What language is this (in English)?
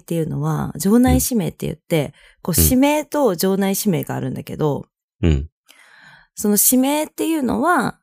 Japanese